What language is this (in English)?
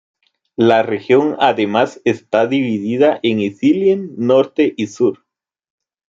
Spanish